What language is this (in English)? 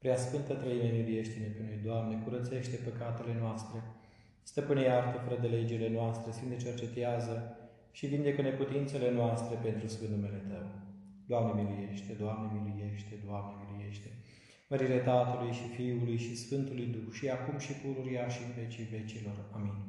Romanian